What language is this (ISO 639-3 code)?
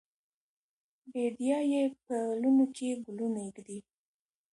pus